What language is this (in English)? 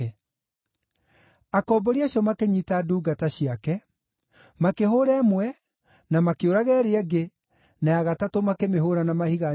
Kikuyu